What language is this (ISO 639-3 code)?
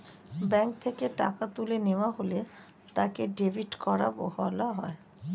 ben